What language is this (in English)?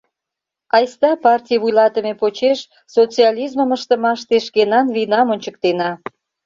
Mari